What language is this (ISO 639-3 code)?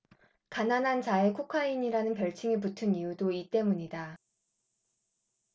kor